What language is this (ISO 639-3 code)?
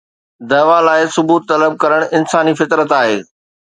snd